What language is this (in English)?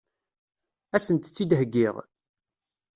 Kabyle